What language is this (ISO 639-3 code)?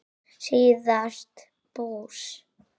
isl